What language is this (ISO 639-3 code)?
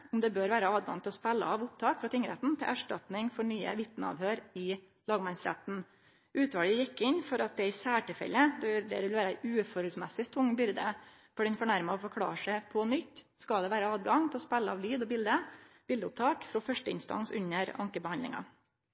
nno